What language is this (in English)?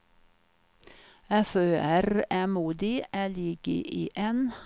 Swedish